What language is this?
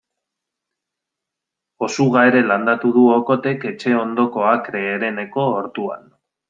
Basque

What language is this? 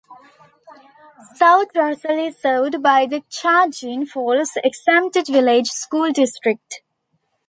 English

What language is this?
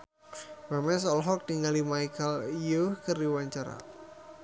Sundanese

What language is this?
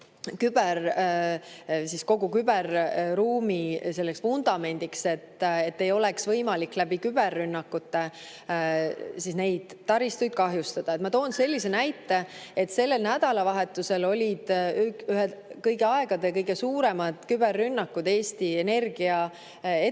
Estonian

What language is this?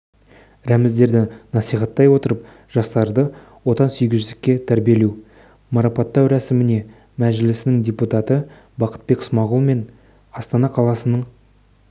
Kazakh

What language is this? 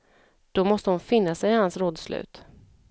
Swedish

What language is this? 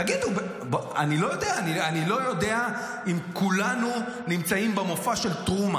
Hebrew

